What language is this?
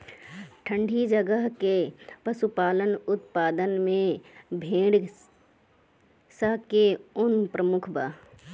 Bhojpuri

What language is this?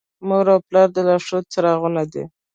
Pashto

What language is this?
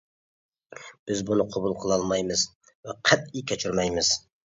Uyghur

